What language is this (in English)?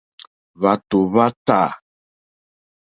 Mokpwe